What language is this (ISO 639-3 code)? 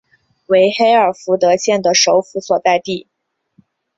zho